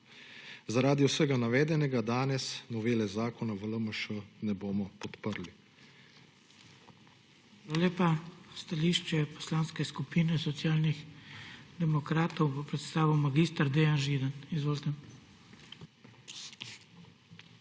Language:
Slovenian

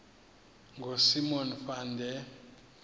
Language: Xhosa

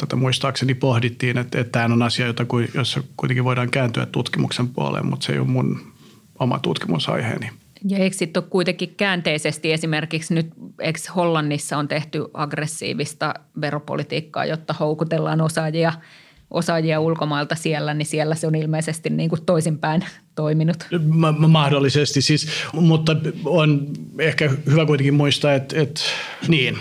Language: Finnish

